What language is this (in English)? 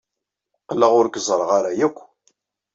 Kabyle